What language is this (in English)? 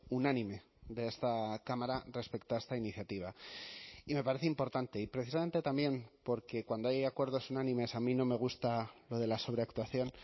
Spanish